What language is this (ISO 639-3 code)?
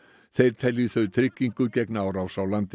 isl